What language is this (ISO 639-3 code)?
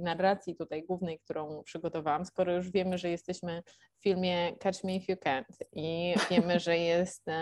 pol